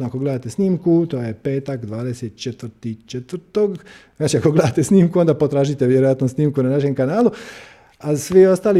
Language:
Croatian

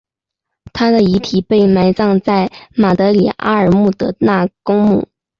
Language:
Chinese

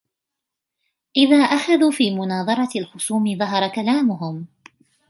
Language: Arabic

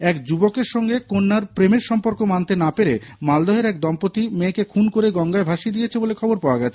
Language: Bangla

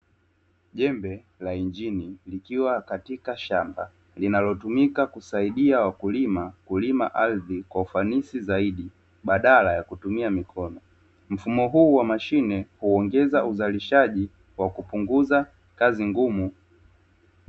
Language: Swahili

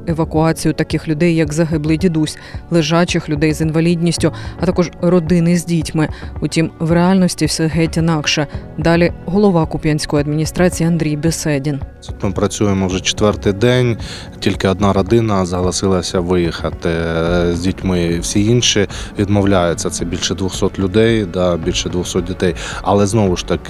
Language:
Ukrainian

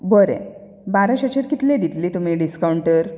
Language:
Konkani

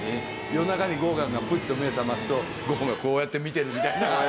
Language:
Japanese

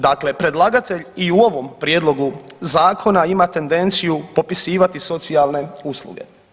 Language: Croatian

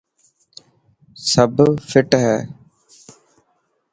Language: Dhatki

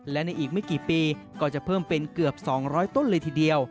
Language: Thai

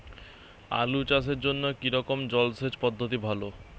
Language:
Bangla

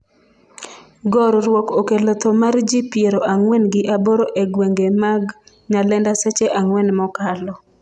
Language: Luo (Kenya and Tanzania)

